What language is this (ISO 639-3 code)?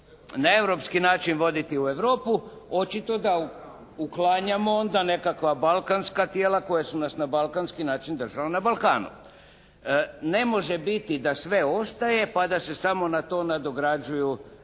hrv